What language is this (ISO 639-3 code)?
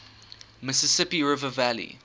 eng